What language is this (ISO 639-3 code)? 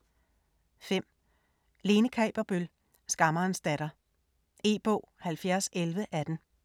dan